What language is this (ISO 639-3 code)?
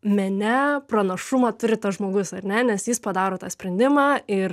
lit